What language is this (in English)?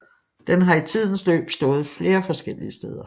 Danish